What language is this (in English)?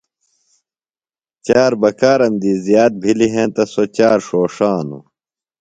Phalura